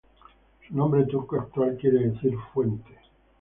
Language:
Spanish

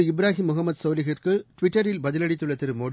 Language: Tamil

